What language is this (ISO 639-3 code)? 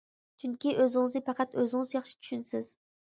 uig